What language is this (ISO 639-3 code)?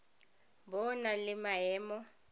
tsn